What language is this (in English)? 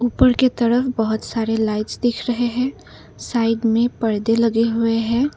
Hindi